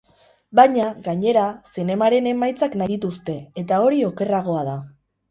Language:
Basque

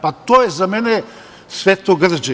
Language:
Serbian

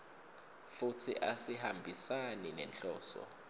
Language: Swati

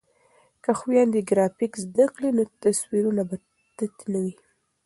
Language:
Pashto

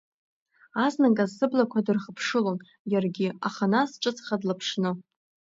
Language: Abkhazian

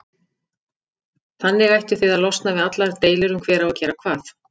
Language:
Icelandic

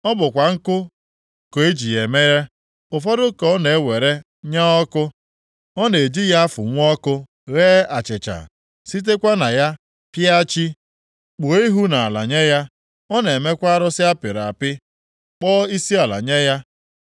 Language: Igbo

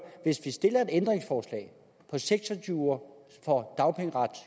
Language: Danish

